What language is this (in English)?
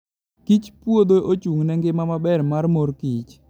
Luo (Kenya and Tanzania)